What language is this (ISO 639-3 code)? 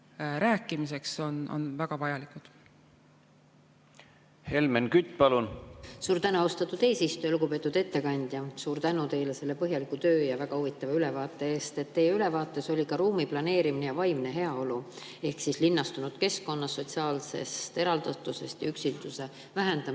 est